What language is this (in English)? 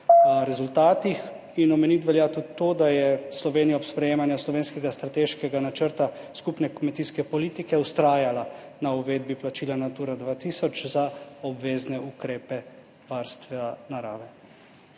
Slovenian